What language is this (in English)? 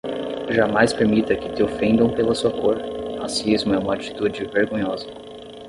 Portuguese